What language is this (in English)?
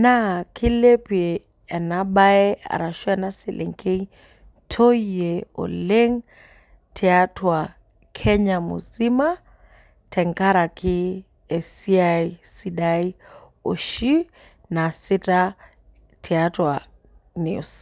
Masai